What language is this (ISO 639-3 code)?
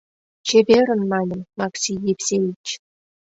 chm